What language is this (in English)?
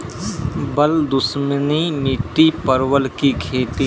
Maithili